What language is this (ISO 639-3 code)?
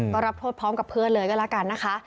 tha